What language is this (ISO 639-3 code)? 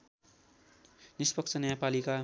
nep